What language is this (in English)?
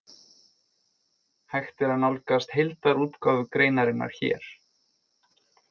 Icelandic